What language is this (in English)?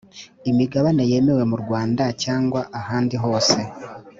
Kinyarwanda